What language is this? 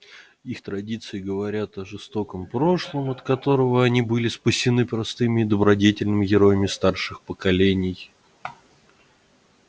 Russian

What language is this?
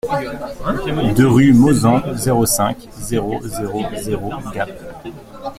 French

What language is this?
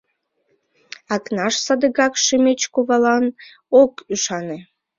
Mari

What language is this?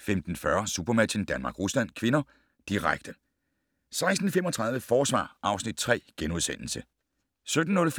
Danish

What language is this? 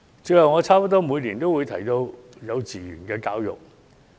Cantonese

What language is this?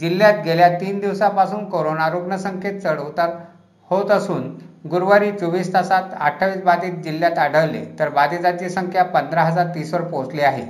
Marathi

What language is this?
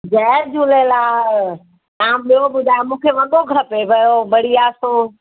Sindhi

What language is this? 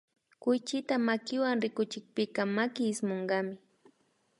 Imbabura Highland Quichua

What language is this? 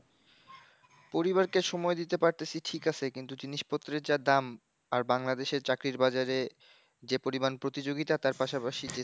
Bangla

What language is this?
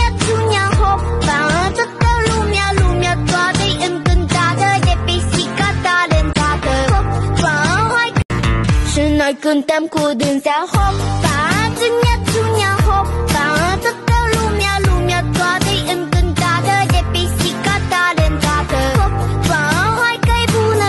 Vietnamese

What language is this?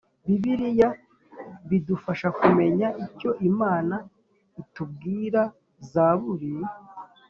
Kinyarwanda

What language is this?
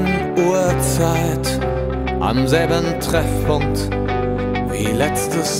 German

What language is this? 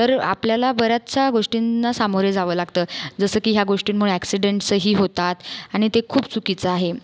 Marathi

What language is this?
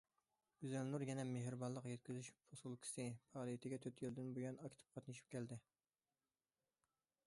Uyghur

